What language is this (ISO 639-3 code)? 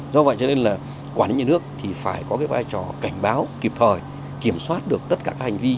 vie